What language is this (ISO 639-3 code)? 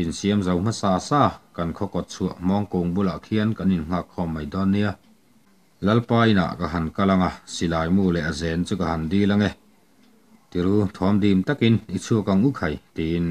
tha